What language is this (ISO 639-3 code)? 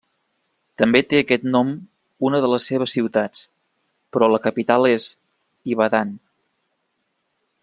cat